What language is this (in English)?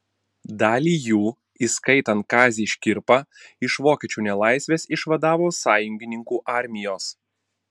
Lithuanian